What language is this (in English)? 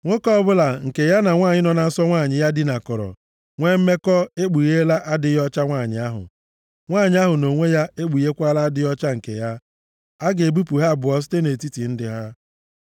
Igbo